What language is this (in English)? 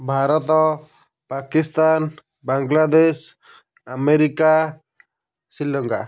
Odia